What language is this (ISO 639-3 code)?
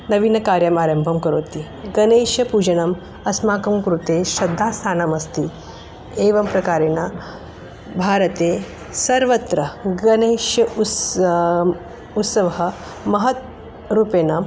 san